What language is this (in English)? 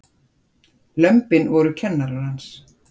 Icelandic